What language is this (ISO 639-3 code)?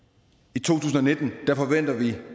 dan